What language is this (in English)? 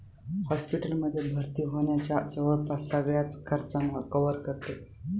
Marathi